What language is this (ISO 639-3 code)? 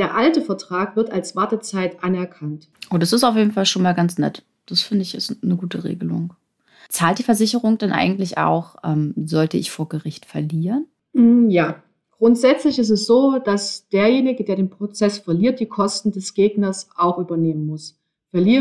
deu